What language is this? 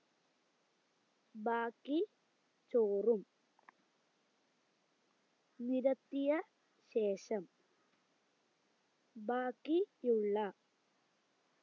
Malayalam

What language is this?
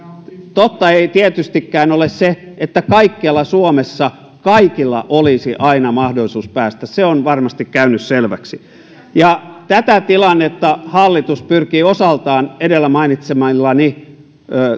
Finnish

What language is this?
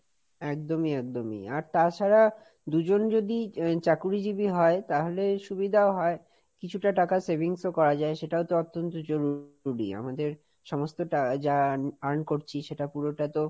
Bangla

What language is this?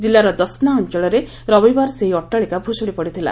Odia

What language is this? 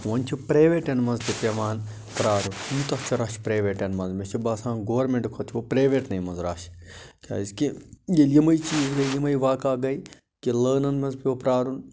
Kashmiri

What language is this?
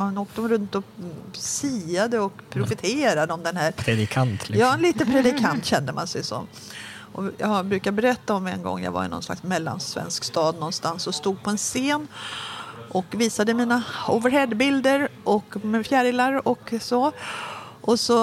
Swedish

